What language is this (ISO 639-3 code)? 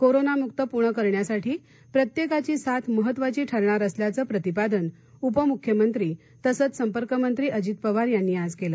mar